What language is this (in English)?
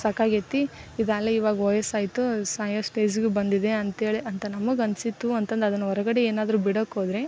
Kannada